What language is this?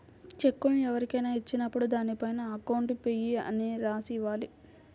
Telugu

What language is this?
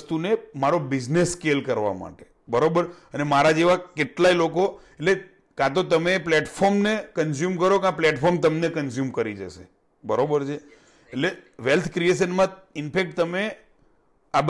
Gujarati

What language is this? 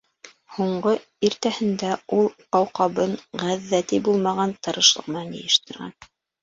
Bashkir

